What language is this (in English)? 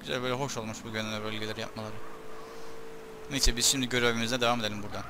Turkish